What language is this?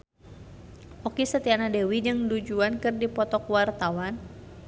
Sundanese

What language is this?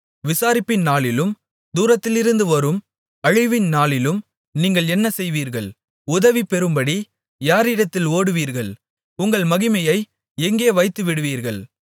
Tamil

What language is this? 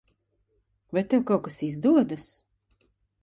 Latvian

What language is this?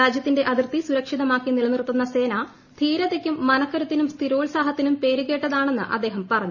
Malayalam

